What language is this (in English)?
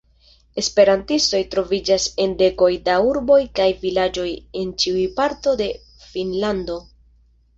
Esperanto